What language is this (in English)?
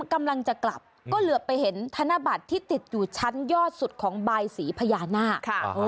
Thai